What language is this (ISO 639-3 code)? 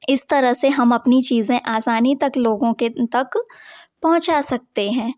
hin